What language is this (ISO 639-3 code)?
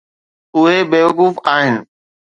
snd